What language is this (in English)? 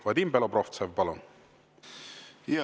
Estonian